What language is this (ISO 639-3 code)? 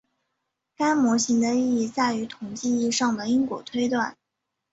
zho